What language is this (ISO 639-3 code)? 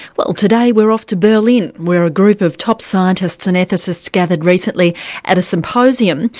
eng